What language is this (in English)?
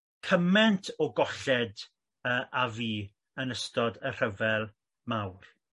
Welsh